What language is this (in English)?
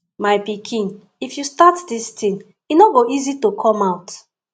Nigerian Pidgin